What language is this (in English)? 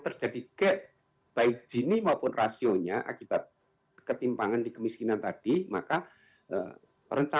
Indonesian